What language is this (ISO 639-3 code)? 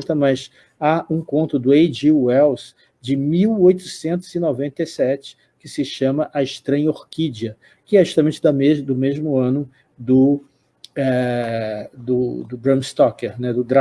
por